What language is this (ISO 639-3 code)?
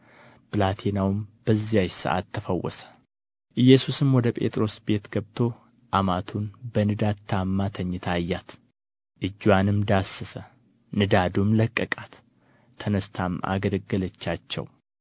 amh